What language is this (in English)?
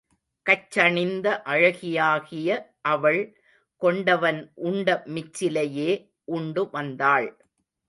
Tamil